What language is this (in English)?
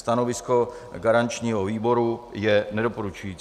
Czech